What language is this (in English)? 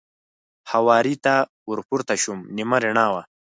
Pashto